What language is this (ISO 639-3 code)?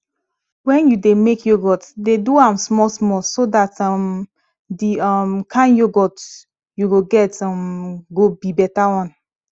pcm